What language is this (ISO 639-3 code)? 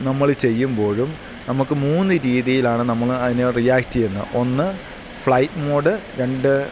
mal